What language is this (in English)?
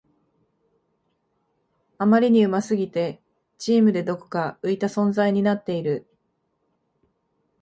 Japanese